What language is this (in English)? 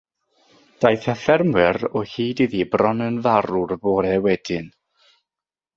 Welsh